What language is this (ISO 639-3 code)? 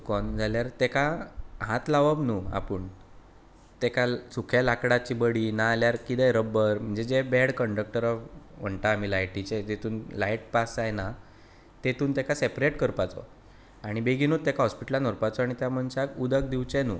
kok